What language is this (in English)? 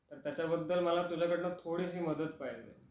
Marathi